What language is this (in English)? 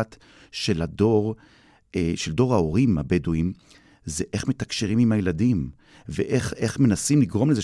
Hebrew